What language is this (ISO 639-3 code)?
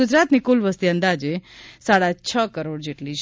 guj